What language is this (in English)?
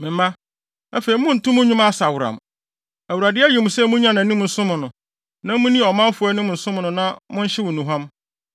Akan